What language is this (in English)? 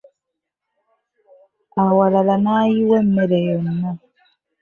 Ganda